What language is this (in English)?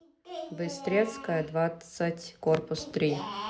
Russian